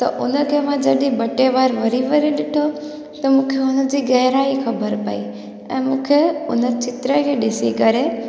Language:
Sindhi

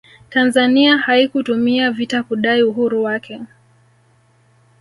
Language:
Swahili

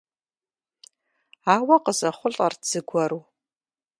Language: Kabardian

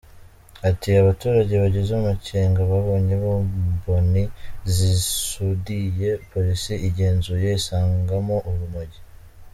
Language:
Kinyarwanda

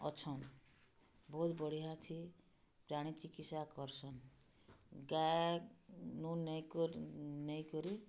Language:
Odia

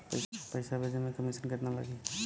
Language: Bhojpuri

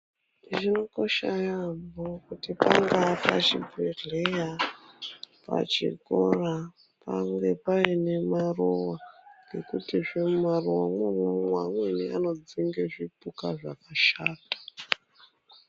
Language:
Ndau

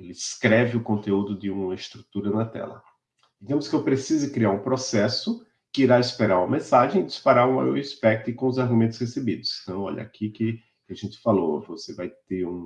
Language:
Portuguese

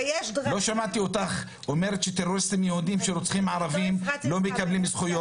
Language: Hebrew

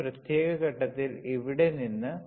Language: Malayalam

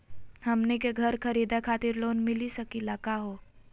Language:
Magahi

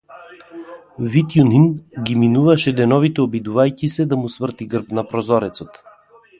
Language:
Macedonian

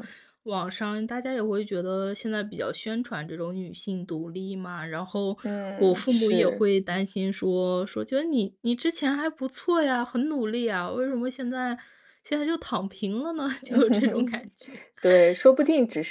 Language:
Chinese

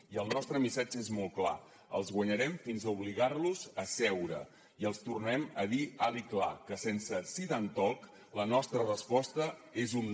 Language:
Catalan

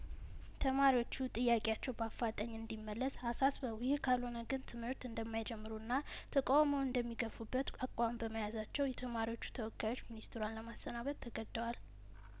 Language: Amharic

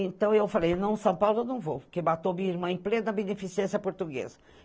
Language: Portuguese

